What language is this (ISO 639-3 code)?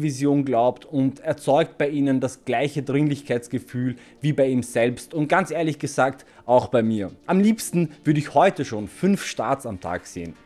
deu